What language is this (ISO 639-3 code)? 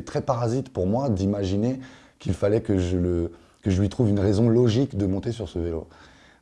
fra